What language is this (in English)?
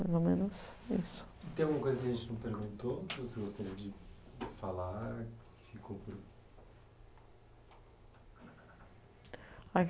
Portuguese